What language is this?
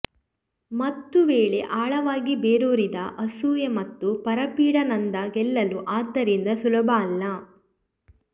Kannada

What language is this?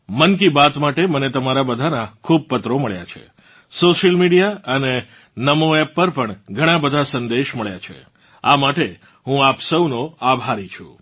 Gujarati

